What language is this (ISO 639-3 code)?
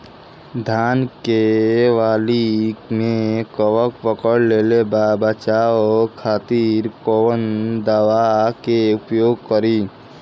bho